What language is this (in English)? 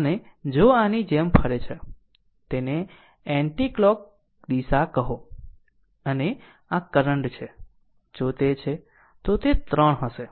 Gujarati